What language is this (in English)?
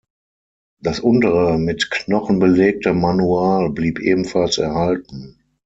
German